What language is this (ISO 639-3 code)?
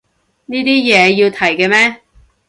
yue